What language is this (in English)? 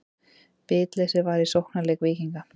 Icelandic